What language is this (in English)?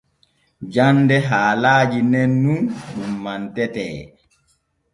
Borgu Fulfulde